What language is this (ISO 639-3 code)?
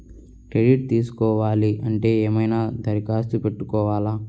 tel